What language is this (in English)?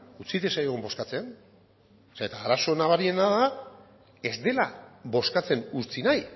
Basque